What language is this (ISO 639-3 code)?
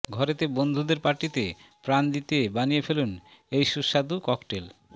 ben